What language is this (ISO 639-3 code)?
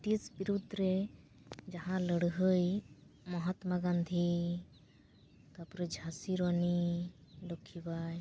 sat